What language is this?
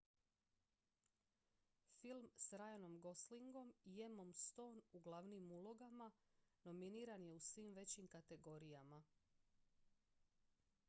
Croatian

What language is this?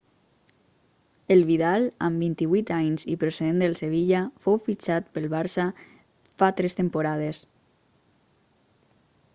Catalan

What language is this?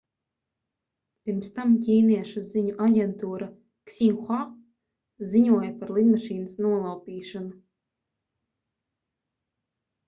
Latvian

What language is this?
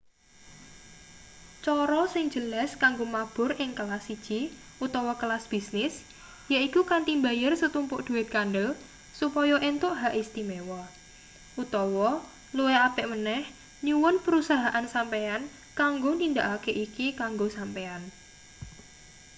Javanese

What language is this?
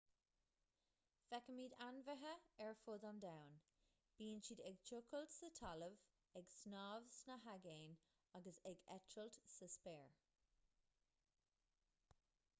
Irish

